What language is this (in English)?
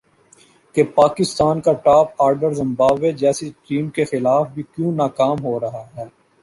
Urdu